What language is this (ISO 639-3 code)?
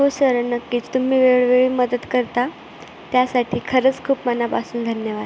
mar